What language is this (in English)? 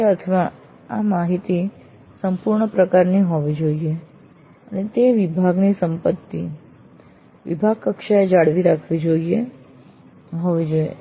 Gujarati